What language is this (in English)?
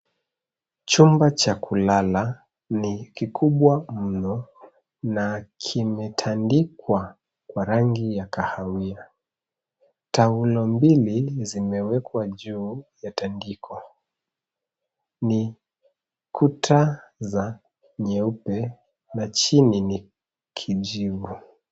Swahili